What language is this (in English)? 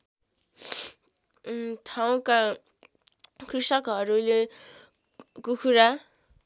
Nepali